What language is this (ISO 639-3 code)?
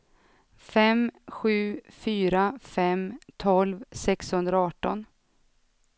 swe